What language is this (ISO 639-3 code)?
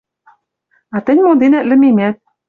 mrj